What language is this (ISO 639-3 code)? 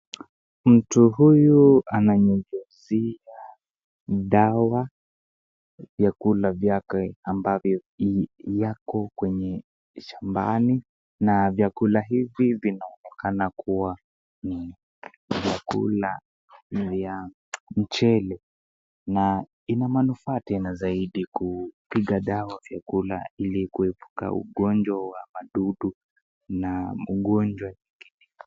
swa